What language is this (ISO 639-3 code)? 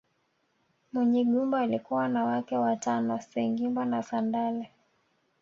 swa